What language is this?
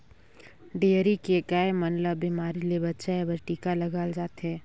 Chhattisgarhi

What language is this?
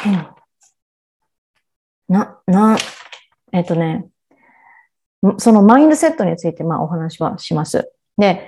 Japanese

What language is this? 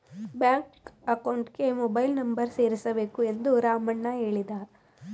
Kannada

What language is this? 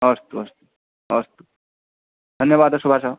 Sanskrit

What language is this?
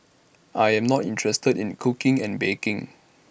English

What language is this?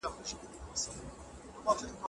Pashto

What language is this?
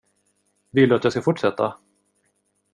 Swedish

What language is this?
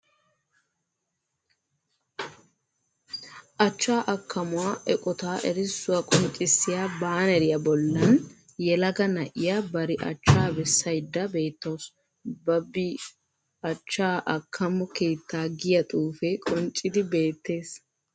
Wolaytta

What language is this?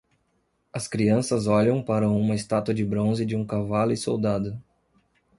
Portuguese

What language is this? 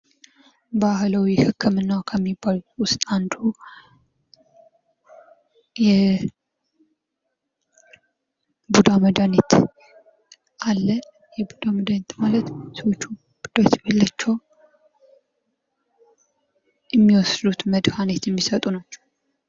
Amharic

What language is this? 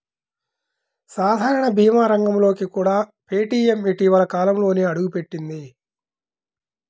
Telugu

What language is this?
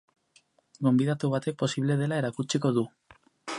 Basque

